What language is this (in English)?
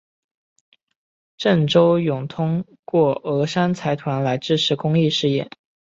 Chinese